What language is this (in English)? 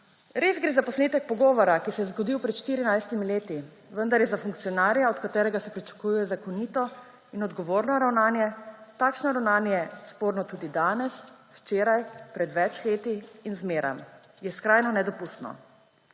Slovenian